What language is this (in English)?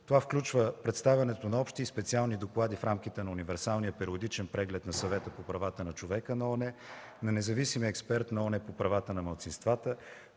Bulgarian